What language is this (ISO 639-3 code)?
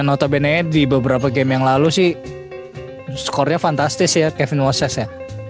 ind